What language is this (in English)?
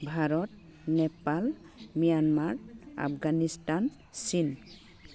Bodo